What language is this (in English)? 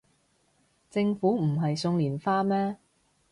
Cantonese